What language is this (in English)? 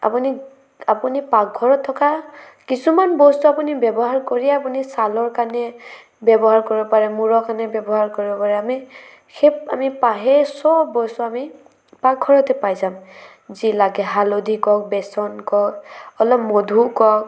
Assamese